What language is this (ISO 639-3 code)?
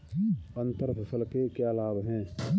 hin